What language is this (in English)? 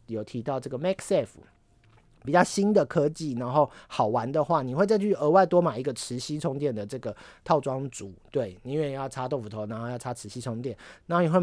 Chinese